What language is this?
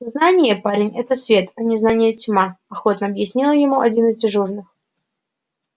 Russian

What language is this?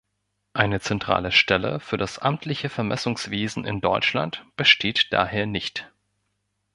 German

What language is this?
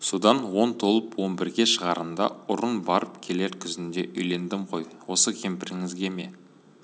Kazakh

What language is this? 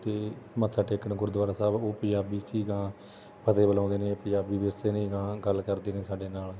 Punjabi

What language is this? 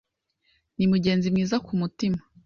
Kinyarwanda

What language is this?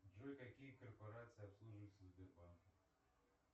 Russian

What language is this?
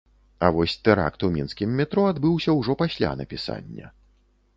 Belarusian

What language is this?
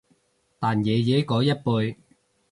Cantonese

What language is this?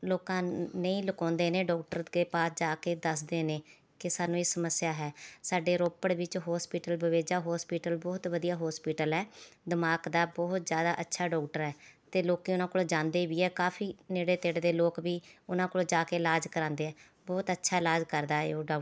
Punjabi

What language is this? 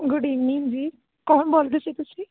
Punjabi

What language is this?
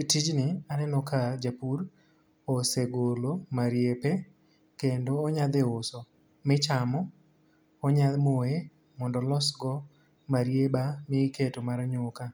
Luo (Kenya and Tanzania)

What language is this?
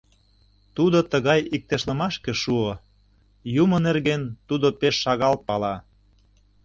Mari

